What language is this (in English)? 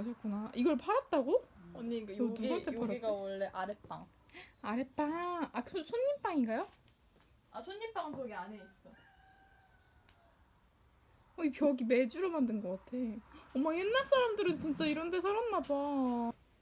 Korean